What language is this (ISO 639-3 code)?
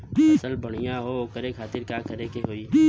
bho